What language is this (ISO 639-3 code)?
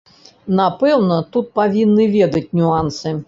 bel